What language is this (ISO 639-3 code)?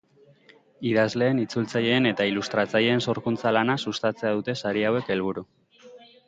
eus